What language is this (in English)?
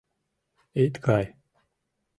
Mari